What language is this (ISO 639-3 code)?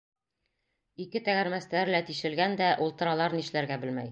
bak